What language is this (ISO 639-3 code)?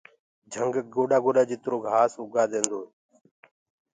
ggg